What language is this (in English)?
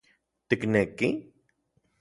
Central Puebla Nahuatl